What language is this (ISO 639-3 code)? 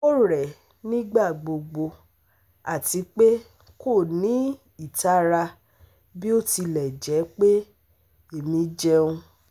yor